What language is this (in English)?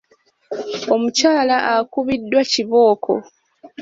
Ganda